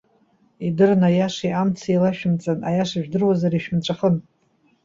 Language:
Abkhazian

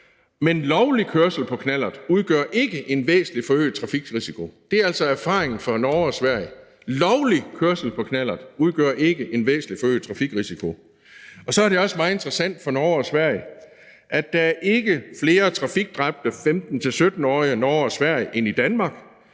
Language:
Danish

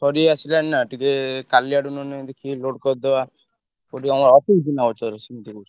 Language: Odia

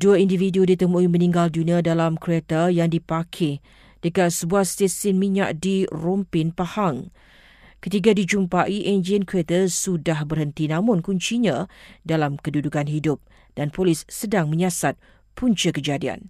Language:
Malay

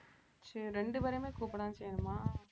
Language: Tamil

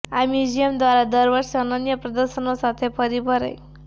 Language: Gujarati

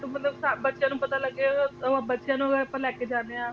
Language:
Punjabi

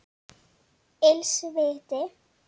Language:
Icelandic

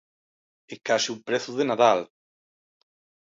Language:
Galician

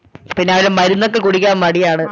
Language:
Malayalam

